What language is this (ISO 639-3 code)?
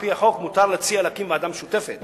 heb